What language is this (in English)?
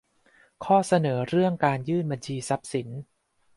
Thai